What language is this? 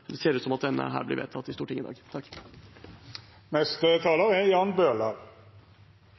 Norwegian Bokmål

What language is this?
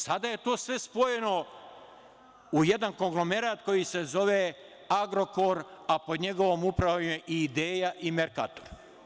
Serbian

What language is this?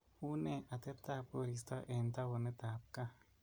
Kalenjin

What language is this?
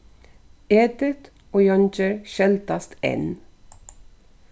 Faroese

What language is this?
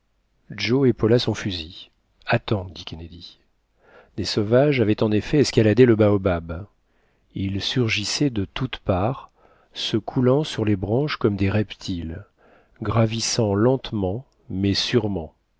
French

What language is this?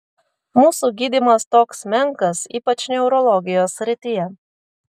Lithuanian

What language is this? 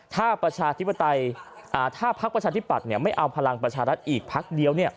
Thai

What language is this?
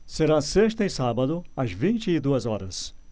Portuguese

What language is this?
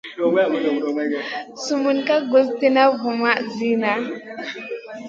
Masana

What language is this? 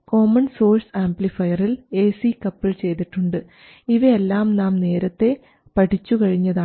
Malayalam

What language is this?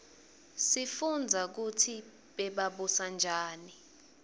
Swati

